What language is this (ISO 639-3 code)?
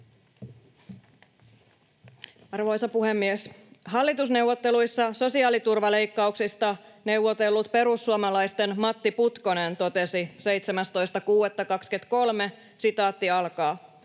fin